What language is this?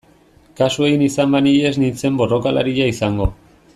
Basque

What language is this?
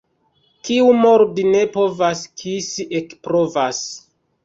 Esperanto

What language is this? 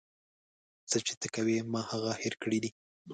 Pashto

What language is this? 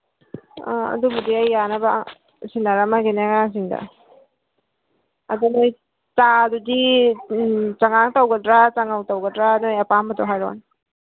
Manipuri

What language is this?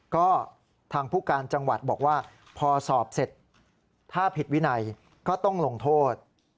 Thai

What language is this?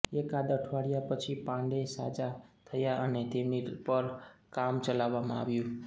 Gujarati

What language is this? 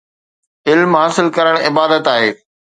Sindhi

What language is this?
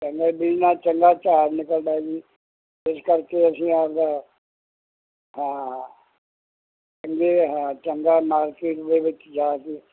Punjabi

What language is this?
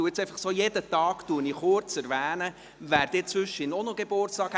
Swiss German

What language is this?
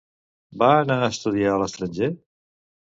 Catalan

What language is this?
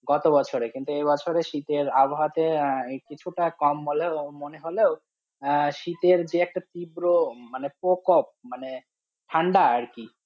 Bangla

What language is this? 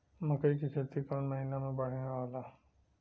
Bhojpuri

